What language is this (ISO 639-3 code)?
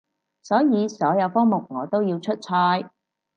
yue